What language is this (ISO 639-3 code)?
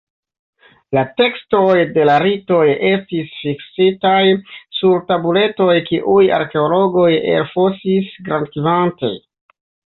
epo